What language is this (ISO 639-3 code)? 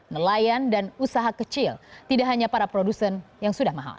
ind